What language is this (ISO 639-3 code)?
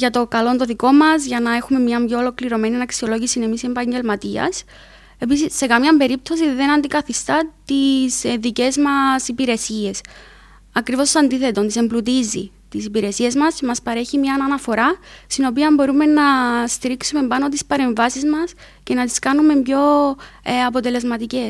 ell